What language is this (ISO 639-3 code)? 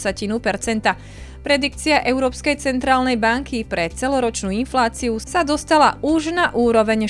slk